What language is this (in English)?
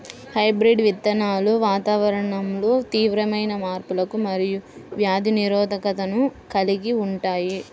Telugu